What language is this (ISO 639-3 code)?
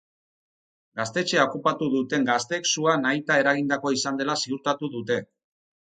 eus